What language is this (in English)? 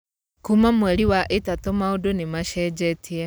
Kikuyu